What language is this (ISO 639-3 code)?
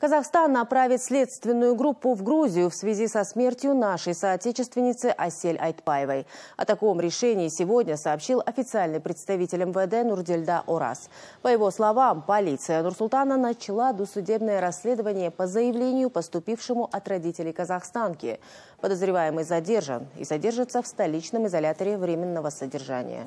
rus